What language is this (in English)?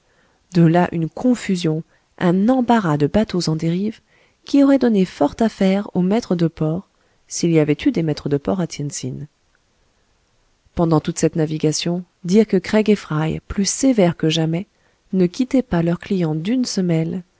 French